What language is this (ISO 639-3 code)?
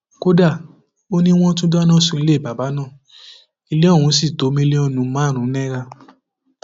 yor